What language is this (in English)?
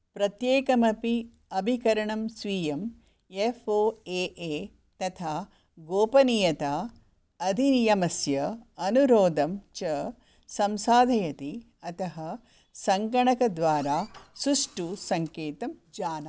Sanskrit